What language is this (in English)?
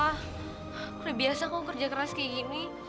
Indonesian